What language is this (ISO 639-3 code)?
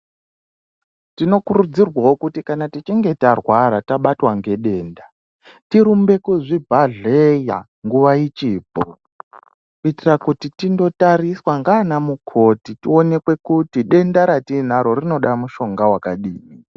ndc